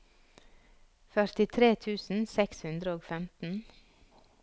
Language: Norwegian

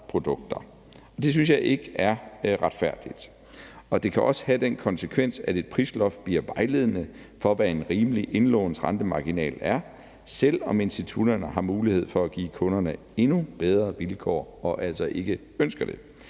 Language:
Danish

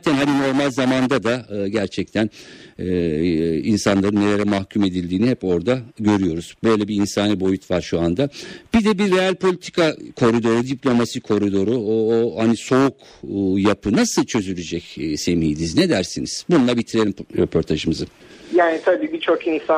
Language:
Turkish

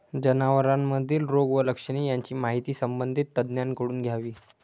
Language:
Marathi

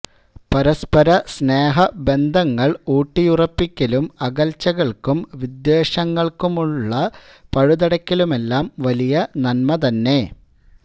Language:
Malayalam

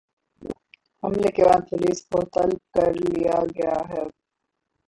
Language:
Urdu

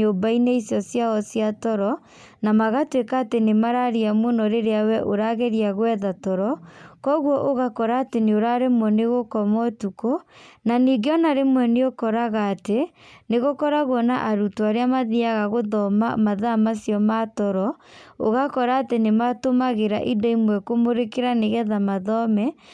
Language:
Kikuyu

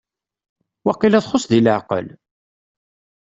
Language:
Kabyle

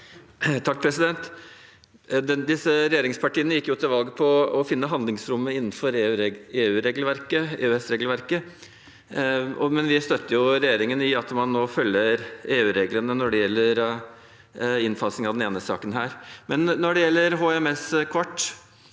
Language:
Norwegian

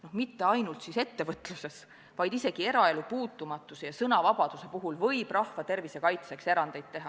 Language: Estonian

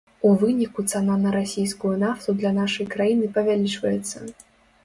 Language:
Belarusian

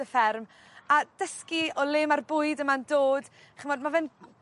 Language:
Welsh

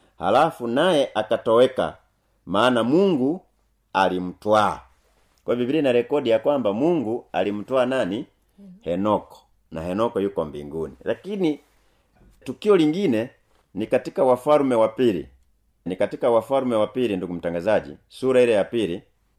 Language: Swahili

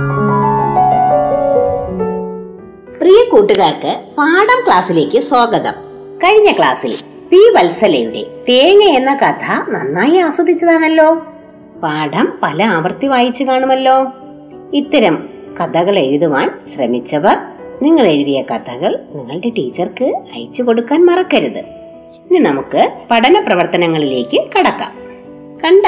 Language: Malayalam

